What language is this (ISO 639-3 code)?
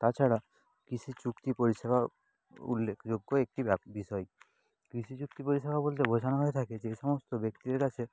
ben